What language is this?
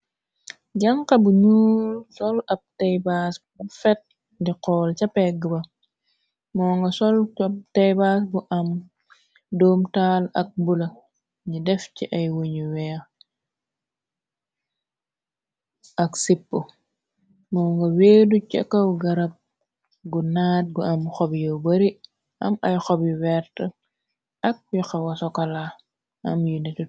Wolof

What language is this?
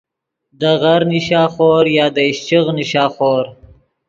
Yidgha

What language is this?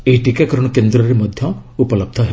Odia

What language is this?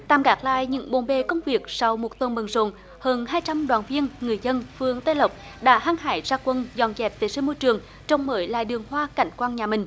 Vietnamese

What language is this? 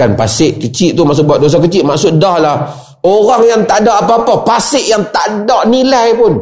Malay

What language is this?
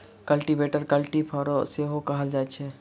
Maithili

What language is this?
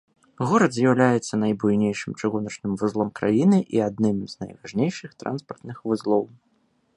Belarusian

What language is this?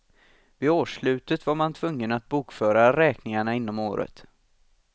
Swedish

